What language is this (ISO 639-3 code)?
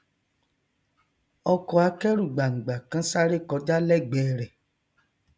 yor